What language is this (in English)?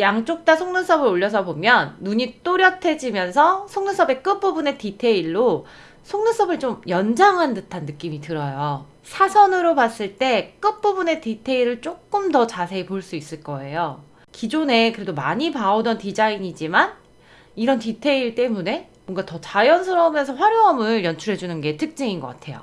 Korean